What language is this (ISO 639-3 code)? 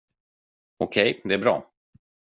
swe